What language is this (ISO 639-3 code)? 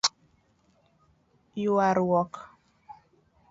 luo